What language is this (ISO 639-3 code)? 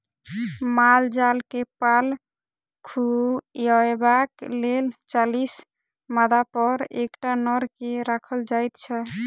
mai